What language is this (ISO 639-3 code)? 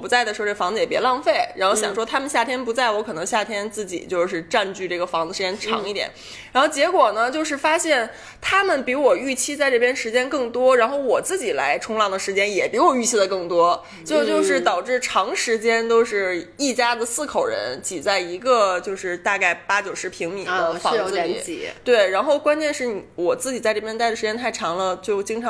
zho